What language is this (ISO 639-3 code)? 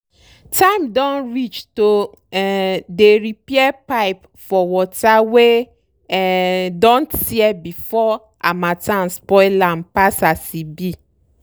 pcm